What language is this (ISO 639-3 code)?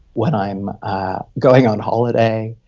eng